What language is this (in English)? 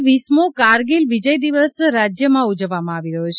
Gujarati